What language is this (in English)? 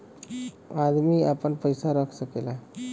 Bhojpuri